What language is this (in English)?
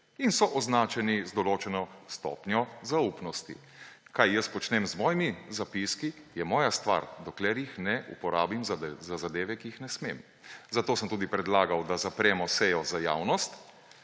Slovenian